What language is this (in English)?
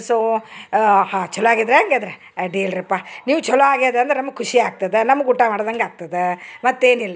Kannada